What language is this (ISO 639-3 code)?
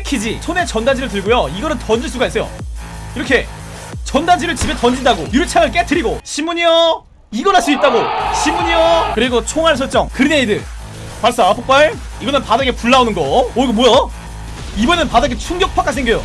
kor